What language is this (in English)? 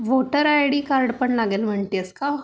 Marathi